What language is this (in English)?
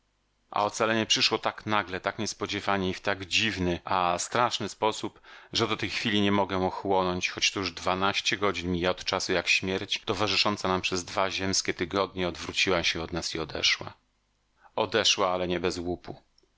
Polish